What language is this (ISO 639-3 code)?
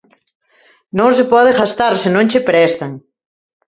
glg